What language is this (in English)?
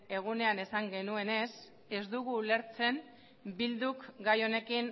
Basque